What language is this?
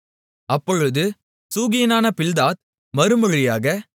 Tamil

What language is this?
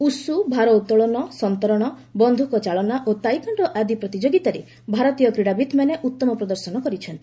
Odia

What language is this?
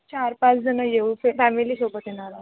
Marathi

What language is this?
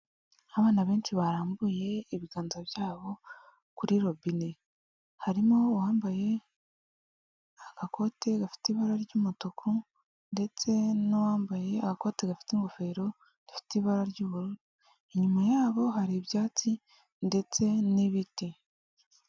Kinyarwanda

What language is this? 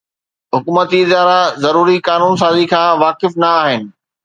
Sindhi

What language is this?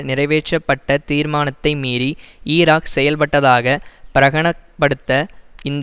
Tamil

